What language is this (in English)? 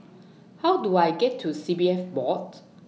English